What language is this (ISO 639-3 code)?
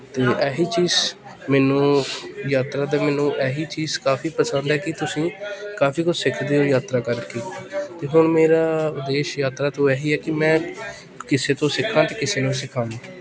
pan